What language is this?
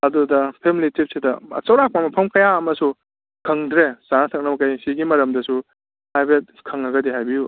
Manipuri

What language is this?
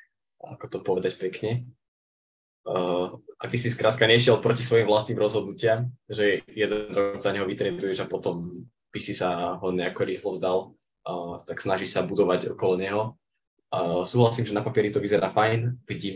Slovak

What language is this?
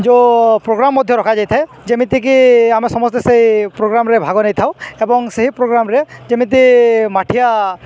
Odia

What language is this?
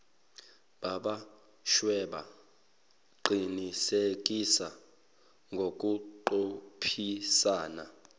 Zulu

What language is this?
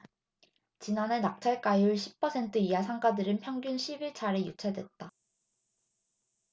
Korean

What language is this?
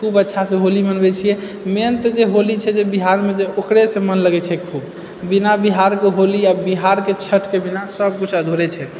Maithili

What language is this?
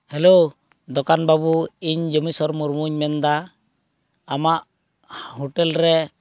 Santali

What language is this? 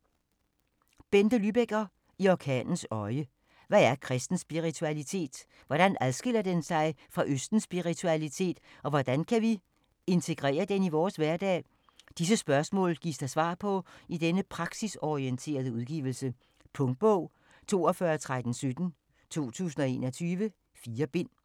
Danish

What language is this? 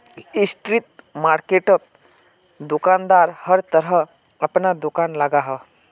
Magahi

